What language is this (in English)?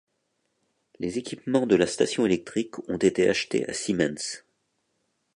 French